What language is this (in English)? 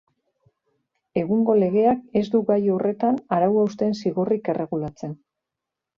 Basque